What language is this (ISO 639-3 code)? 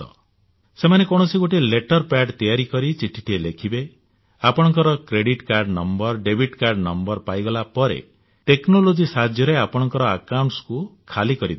ori